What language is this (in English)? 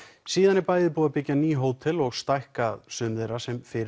Icelandic